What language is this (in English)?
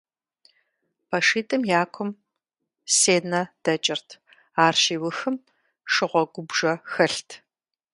Kabardian